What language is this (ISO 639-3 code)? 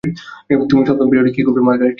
ben